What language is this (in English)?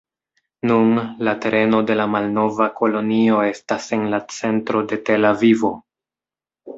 Esperanto